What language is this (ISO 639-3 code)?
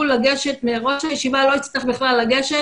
heb